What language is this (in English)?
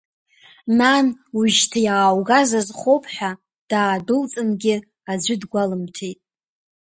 Abkhazian